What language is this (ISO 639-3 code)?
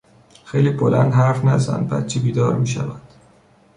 fas